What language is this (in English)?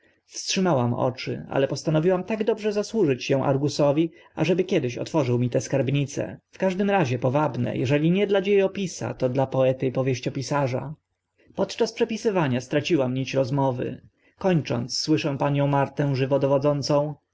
Polish